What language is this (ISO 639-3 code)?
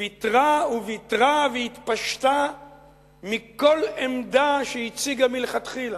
heb